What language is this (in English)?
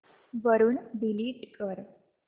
Marathi